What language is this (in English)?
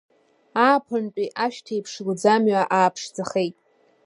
Abkhazian